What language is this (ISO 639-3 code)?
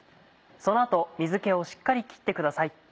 jpn